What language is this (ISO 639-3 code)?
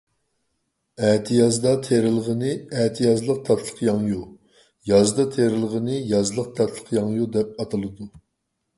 uig